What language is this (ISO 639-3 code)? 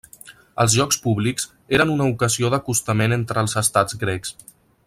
cat